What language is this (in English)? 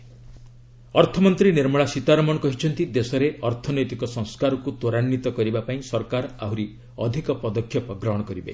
Odia